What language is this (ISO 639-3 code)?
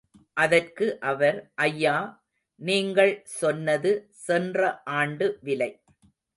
tam